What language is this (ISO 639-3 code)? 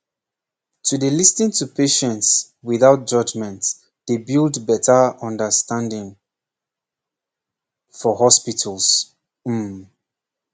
pcm